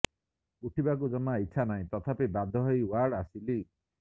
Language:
Odia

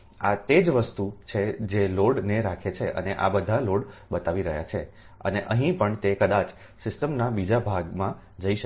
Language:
Gujarati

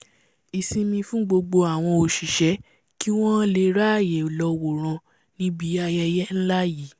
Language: Yoruba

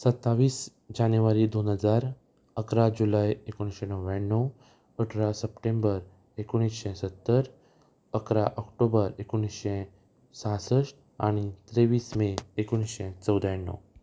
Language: Konkani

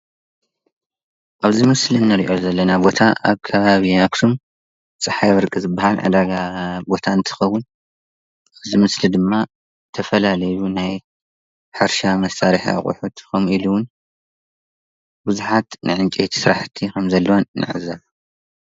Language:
Tigrinya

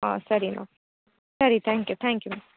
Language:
Kannada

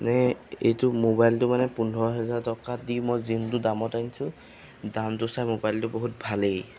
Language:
Assamese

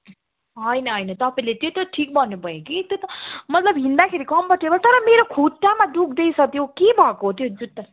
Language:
Nepali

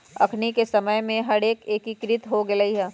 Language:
Magahi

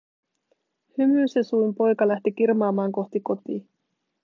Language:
Finnish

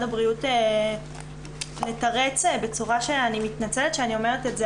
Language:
Hebrew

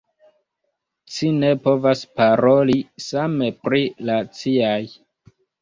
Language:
Esperanto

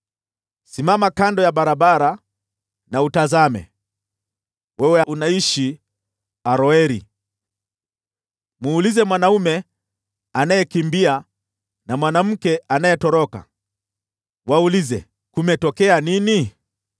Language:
Swahili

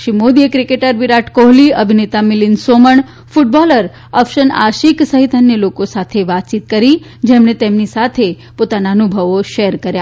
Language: Gujarati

